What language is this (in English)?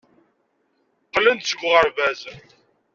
Kabyle